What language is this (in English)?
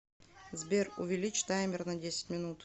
Russian